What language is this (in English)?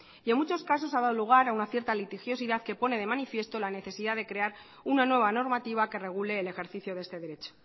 Spanish